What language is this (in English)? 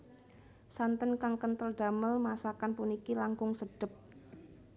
Javanese